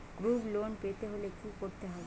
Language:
Bangla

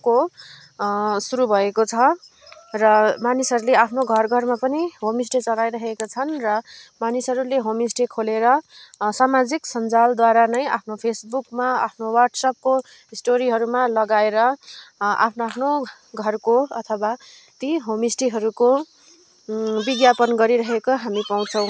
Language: Nepali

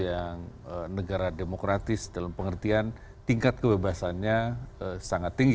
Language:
Indonesian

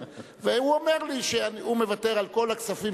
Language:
Hebrew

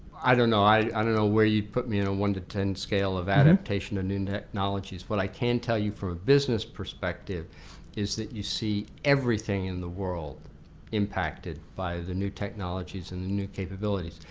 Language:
English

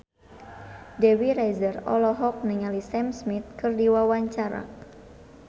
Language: Sundanese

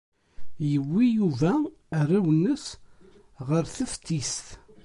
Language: Kabyle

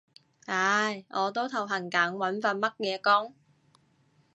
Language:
Cantonese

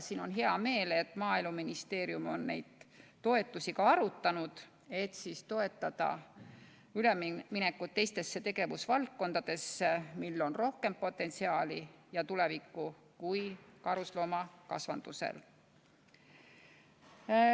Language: Estonian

